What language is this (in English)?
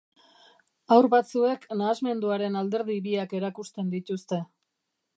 Basque